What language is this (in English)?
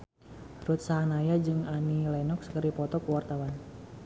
Sundanese